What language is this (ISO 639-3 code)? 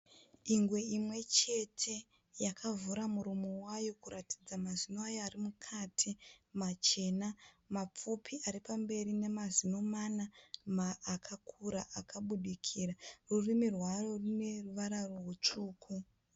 sna